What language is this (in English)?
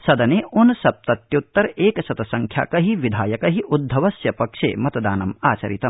Sanskrit